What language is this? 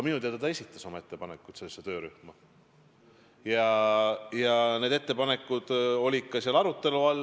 Estonian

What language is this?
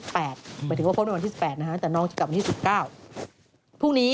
Thai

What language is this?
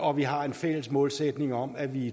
Danish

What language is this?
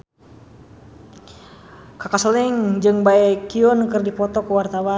Sundanese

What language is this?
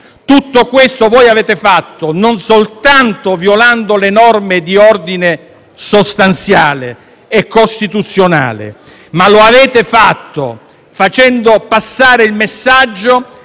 Italian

